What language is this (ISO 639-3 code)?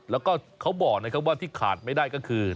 tha